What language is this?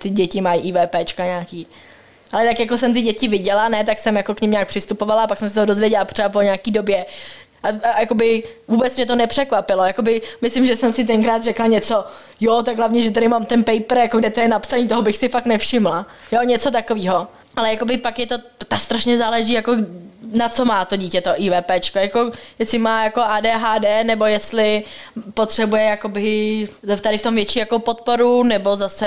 Czech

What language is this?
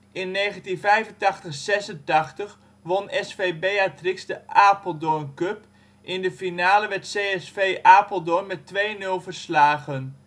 Dutch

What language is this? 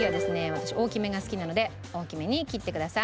Japanese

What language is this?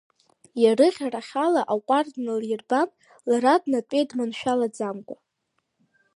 Abkhazian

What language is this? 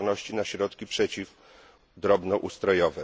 Polish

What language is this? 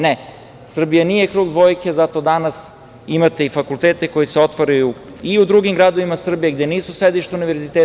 Serbian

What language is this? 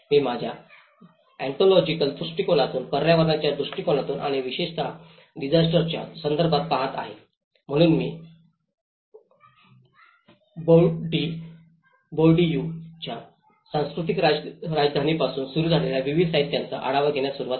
Marathi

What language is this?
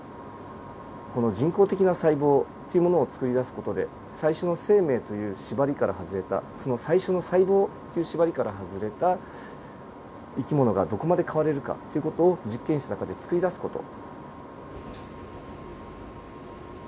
Japanese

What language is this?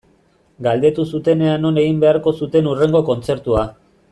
Basque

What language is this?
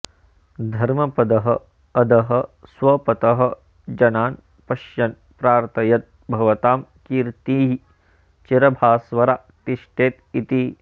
Sanskrit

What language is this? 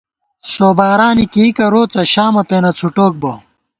Gawar-Bati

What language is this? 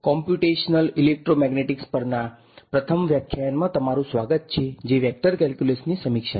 Gujarati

